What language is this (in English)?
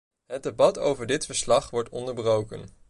Dutch